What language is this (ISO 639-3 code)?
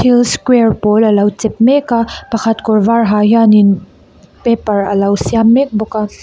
lus